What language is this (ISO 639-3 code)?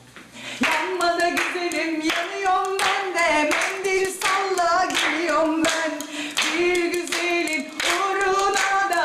tur